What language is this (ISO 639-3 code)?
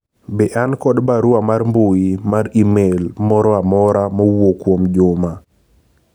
luo